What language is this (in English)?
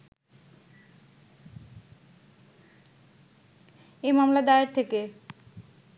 Bangla